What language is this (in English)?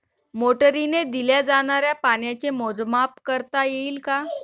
Marathi